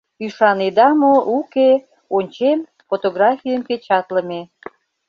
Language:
Mari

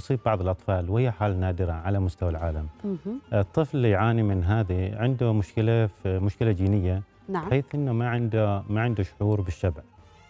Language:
Arabic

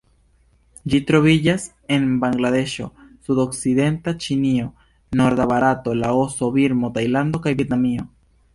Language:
Esperanto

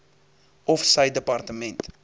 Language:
Afrikaans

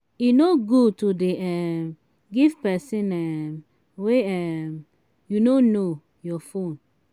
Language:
Nigerian Pidgin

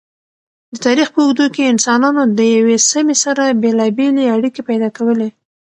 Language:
Pashto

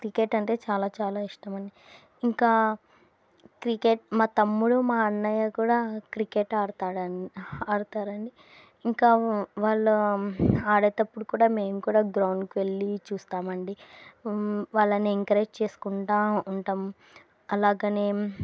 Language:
Telugu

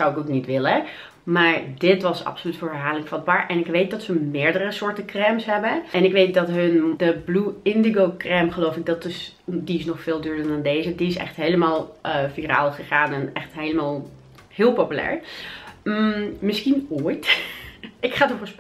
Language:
Dutch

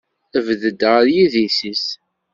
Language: Kabyle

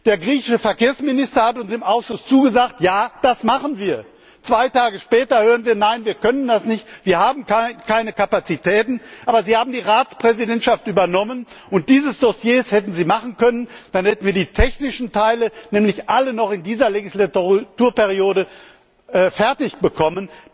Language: German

